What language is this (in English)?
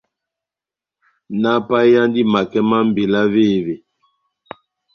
Batanga